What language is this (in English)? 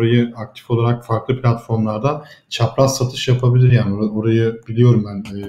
Turkish